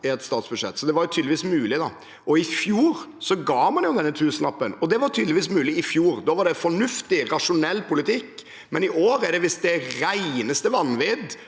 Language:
Norwegian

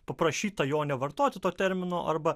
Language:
Lithuanian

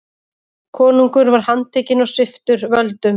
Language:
Icelandic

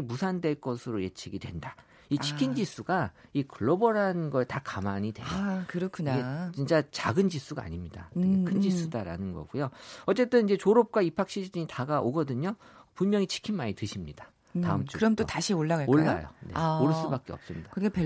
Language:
Korean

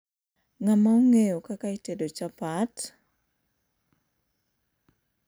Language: Luo (Kenya and Tanzania)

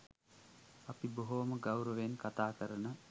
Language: Sinhala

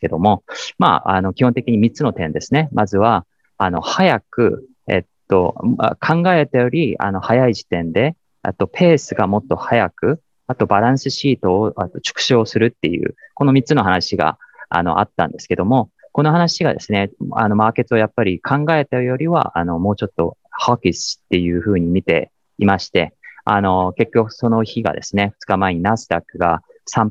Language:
Japanese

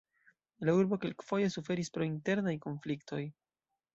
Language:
Esperanto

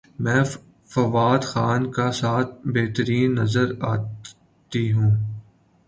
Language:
Urdu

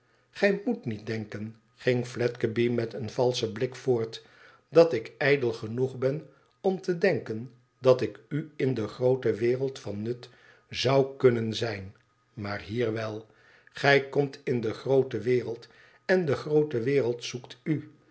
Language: Dutch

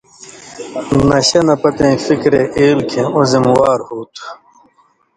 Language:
Indus Kohistani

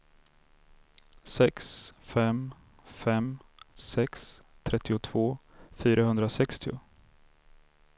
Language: Swedish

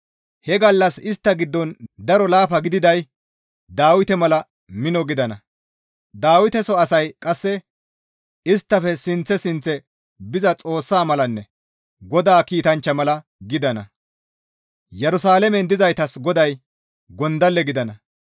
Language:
Gamo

